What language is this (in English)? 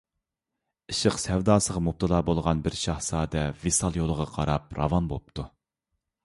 Uyghur